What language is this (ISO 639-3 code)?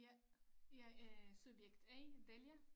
dan